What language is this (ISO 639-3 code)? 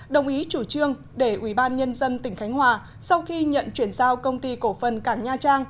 vie